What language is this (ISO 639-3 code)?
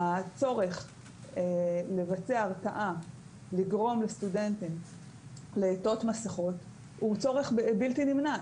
heb